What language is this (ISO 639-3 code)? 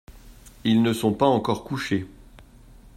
fra